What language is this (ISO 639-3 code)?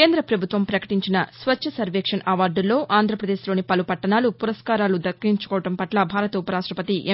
tel